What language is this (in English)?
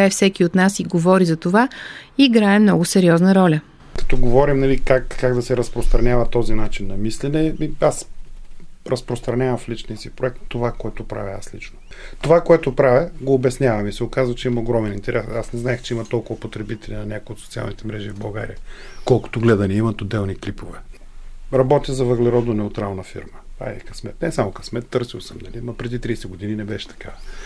Bulgarian